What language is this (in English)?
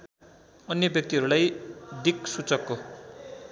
Nepali